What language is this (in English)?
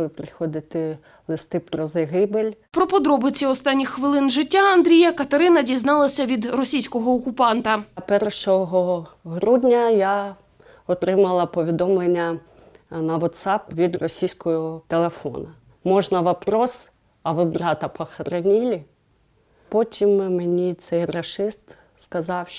Ukrainian